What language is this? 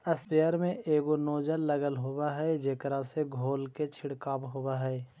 Magahi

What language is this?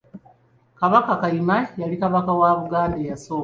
Ganda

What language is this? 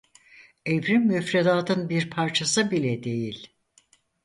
Turkish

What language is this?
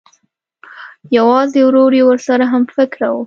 Pashto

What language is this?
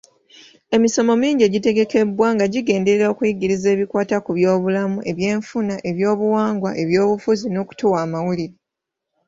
Ganda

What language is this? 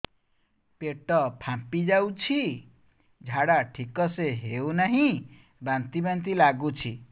Odia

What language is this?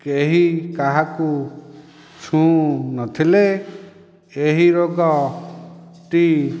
Odia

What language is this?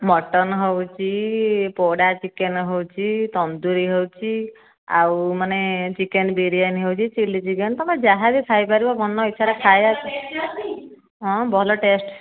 Odia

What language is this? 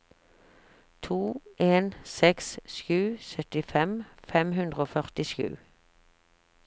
Norwegian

